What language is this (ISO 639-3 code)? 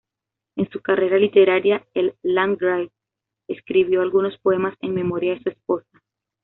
spa